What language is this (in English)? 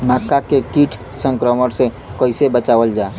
Bhojpuri